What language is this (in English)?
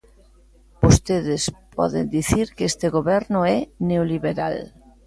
Galician